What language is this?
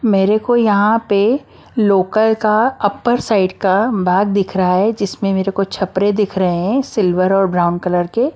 Hindi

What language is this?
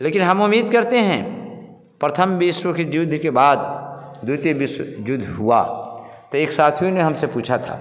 Hindi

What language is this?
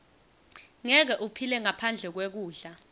Swati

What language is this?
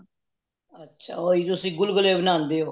Punjabi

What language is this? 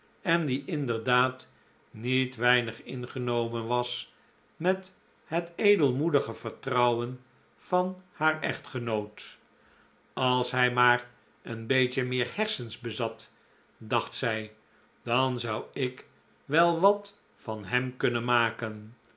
Dutch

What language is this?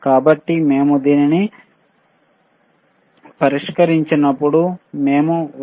Telugu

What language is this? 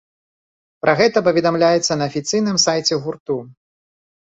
Belarusian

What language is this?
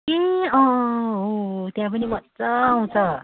Nepali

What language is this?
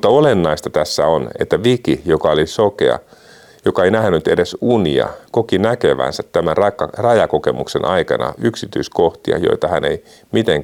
Finnish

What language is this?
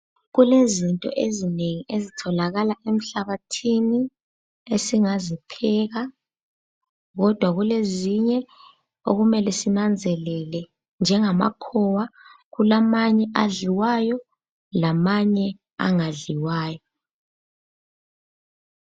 North Ndebele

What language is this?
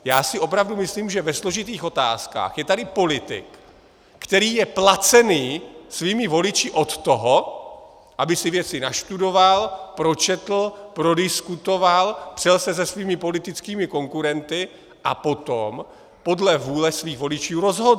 Czech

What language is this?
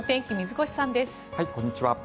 Japanese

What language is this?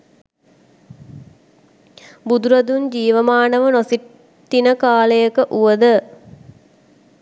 Sinhala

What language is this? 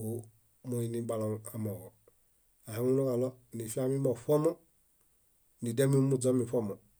Bayot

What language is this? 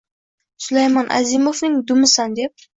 Uzbek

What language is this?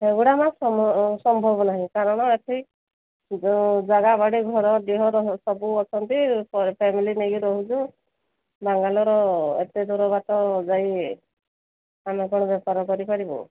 Odia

